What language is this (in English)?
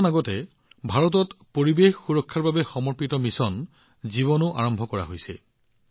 Assamese